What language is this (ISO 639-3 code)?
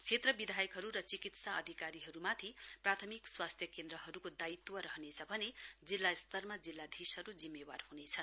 nep